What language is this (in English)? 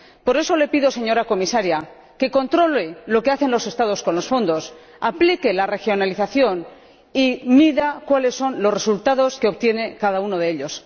Spanish